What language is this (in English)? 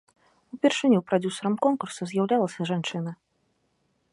Belarusian